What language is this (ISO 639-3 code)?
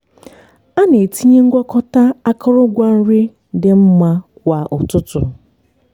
ibo